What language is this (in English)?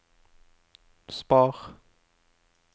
Norwegian